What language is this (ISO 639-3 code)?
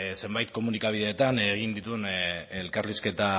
eus